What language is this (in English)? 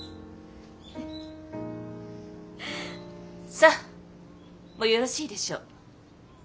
Japanese